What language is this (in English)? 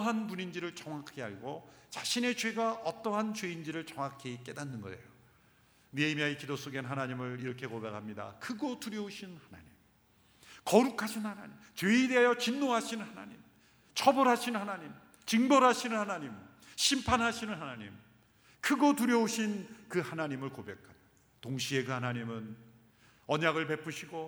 Korean